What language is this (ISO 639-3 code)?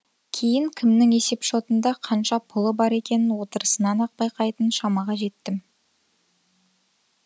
kaz